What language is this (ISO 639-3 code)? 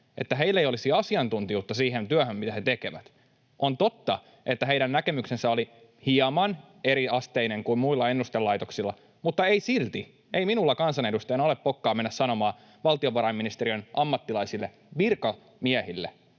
fin